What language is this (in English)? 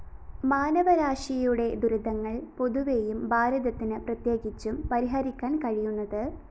Malayalam